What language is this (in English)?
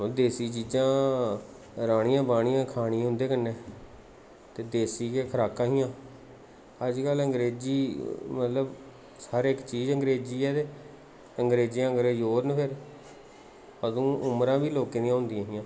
Dogri